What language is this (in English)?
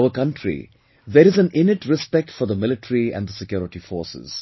English